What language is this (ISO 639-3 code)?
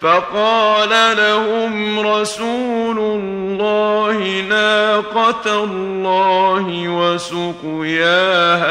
ara